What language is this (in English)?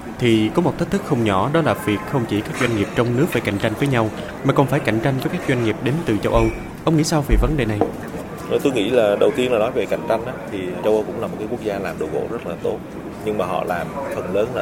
Vietnamese